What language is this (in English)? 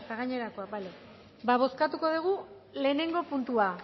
Basque